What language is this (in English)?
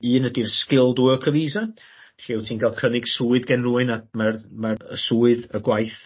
Welsh